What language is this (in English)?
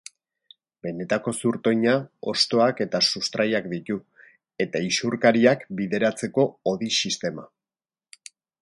Basque